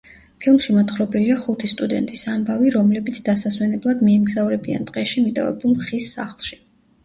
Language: Georgian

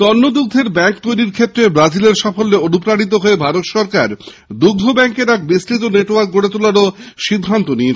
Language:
Bangla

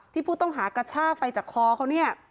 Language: Thai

